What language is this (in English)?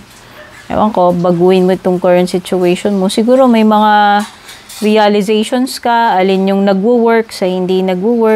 Filipino